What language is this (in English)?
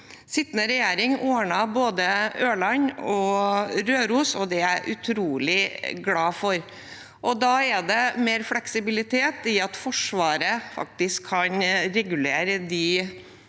Norwegian